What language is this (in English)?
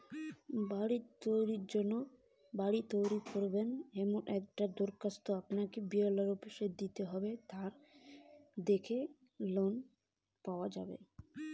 Bangla